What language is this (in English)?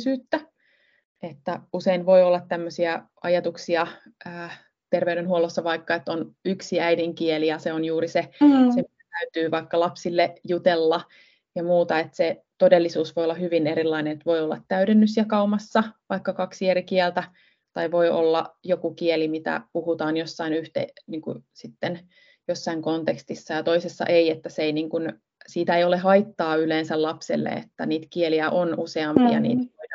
Finnish